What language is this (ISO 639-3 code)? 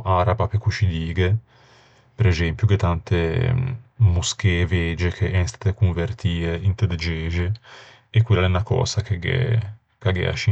lij